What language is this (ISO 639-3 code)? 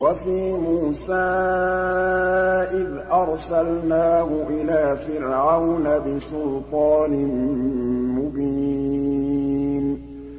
ara